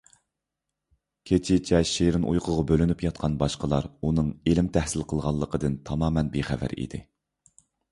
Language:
Uyghur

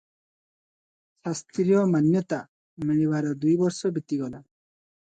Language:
Odia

